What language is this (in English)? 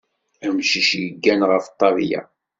Kabyle